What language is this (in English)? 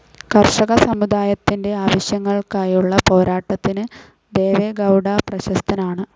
Malayalam